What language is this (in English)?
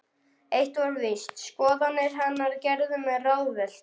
Icelandic